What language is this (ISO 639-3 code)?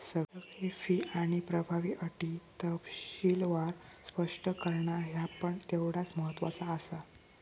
mar